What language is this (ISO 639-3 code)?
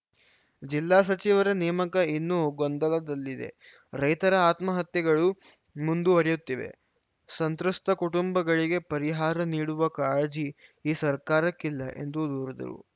kan